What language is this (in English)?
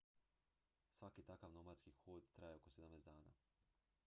Croatian